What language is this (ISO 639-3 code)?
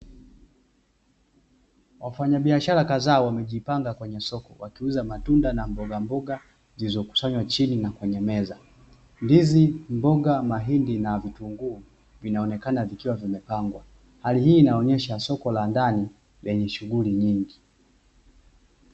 swa